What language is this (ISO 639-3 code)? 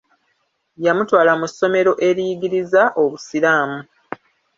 lug